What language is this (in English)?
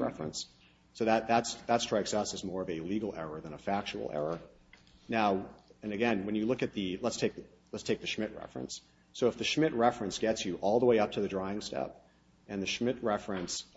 English